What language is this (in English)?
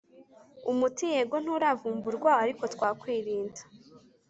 Kinyarwanda